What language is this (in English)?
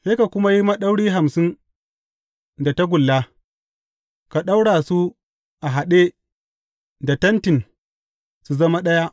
Hausa